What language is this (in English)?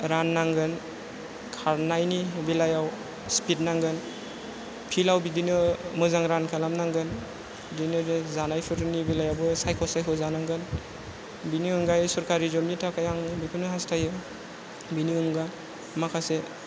Bodo